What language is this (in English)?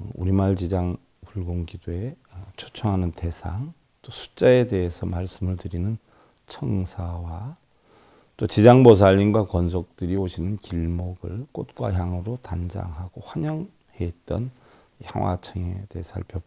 Korean